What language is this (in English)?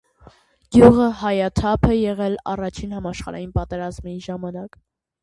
Armenian